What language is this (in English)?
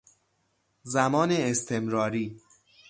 Persian